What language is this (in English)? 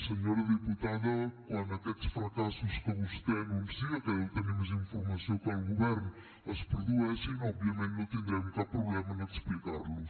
Catalan